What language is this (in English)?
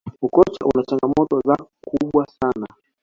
Swahili